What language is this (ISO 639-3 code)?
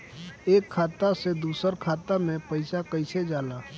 bho